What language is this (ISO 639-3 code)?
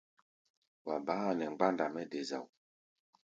gba